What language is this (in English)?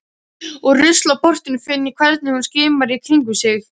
Icelandic